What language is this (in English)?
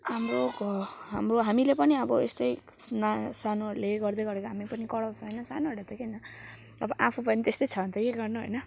Nepali